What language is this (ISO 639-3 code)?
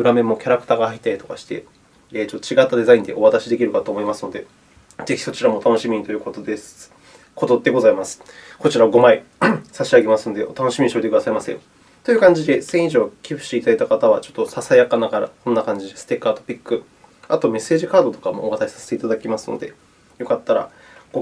jpn